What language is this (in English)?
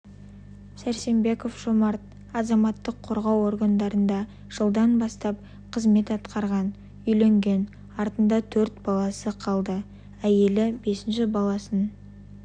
Kazakh